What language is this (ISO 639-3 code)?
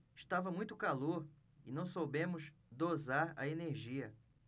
por